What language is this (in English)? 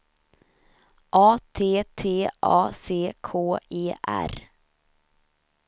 Swedish